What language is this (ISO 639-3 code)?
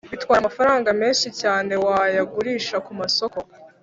kin